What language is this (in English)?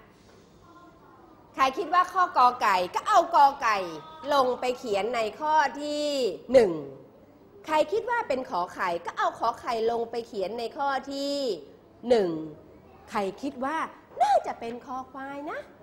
Thai